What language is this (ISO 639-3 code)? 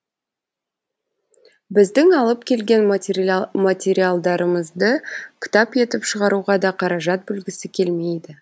kaz